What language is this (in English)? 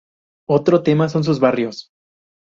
Spanish